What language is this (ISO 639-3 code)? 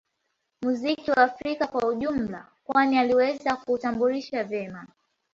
swa